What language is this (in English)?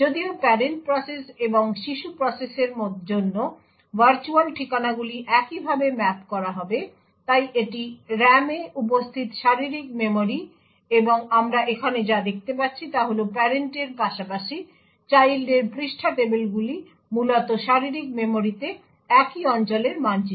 Bangla